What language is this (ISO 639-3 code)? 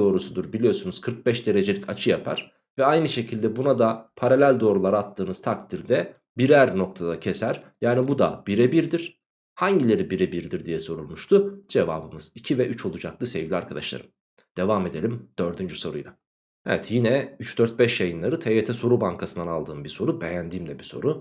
tur